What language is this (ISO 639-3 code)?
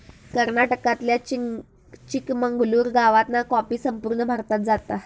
mar